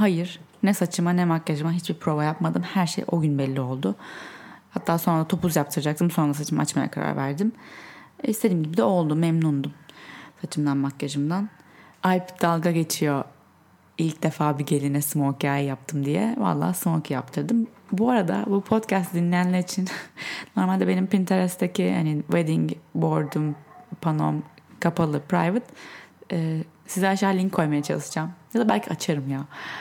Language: Turkish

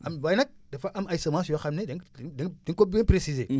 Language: Wolof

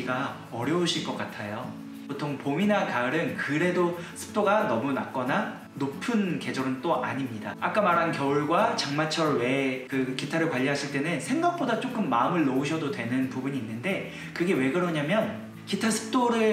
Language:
Korean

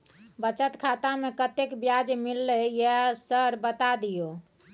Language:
Maithili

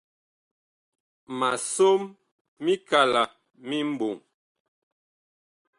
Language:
Bakoko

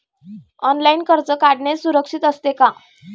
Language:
Marathi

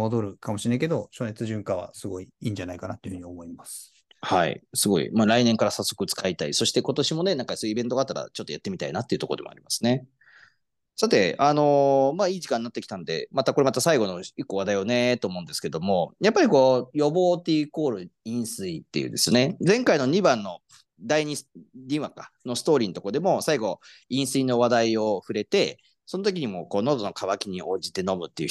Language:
Japanese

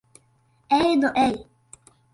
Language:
Latvian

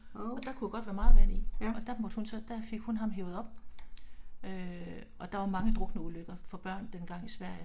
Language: Danish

